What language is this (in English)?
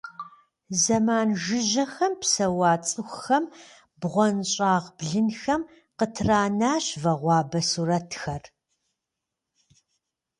Kabardian